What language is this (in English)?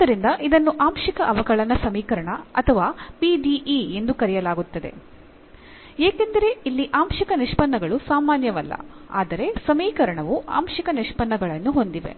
Kannada